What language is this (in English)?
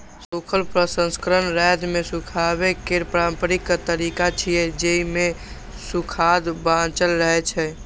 Maithili